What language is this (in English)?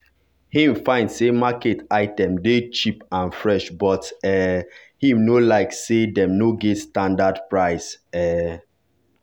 Nigerian Pidgin